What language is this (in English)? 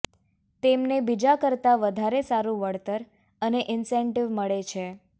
Gujarati